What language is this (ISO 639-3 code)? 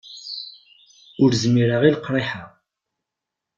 kab